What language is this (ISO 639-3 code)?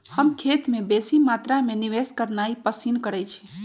mag